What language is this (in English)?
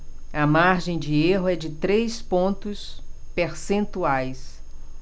Portuguese